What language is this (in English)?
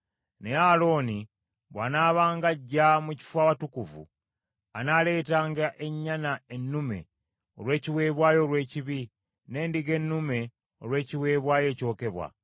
Ganda